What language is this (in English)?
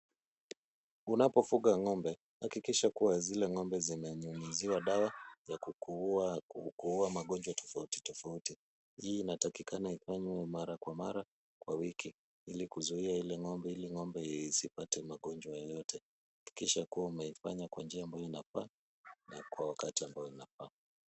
Swahili